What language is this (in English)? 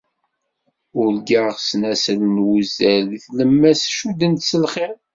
Kabyle